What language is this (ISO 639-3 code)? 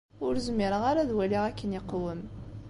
kab